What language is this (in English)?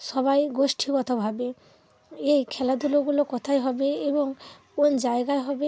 Bangla